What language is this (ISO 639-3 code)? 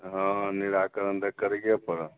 mai